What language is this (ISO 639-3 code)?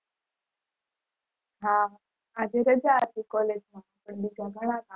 guj